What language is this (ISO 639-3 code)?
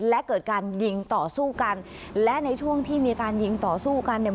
tha